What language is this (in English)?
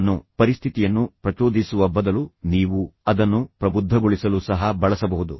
Kannada